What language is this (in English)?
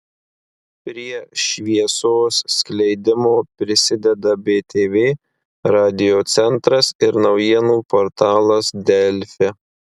Lithuanian